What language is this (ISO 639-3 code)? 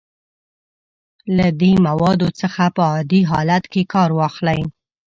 pus